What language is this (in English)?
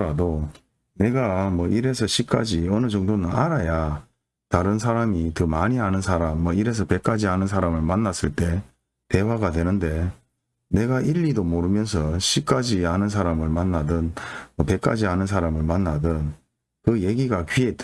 Korean